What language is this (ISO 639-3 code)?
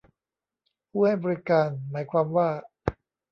tha